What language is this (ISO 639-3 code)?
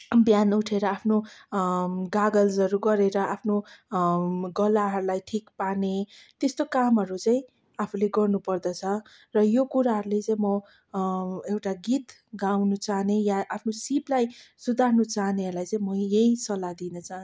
nep